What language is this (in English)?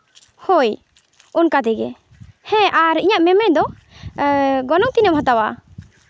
Santali